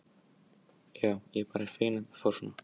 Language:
Icelandic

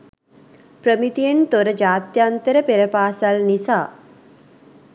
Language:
Sinhala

